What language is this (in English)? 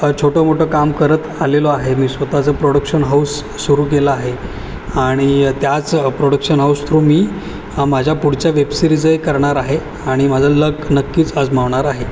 Marathi